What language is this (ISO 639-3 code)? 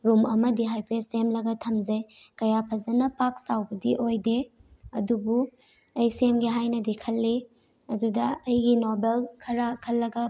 mni